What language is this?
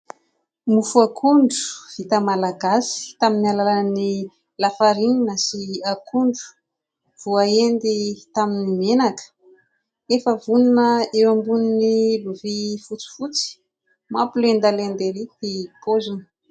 Malagasy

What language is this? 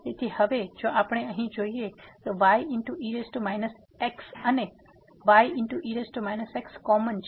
Gujarati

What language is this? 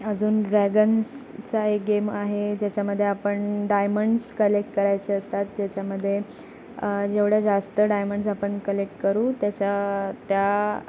Marathi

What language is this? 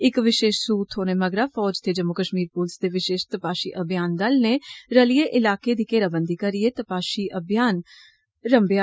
Dogri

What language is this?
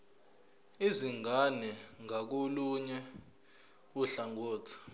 Zulu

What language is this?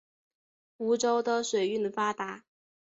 Chinese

